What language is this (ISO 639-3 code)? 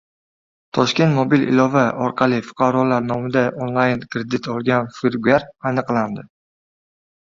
uzb